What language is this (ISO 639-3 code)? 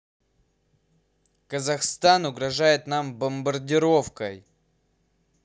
rus